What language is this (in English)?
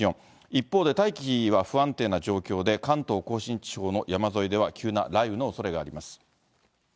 Japanese